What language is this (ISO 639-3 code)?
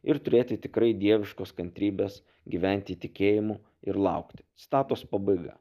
lit